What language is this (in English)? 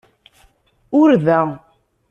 Kabyle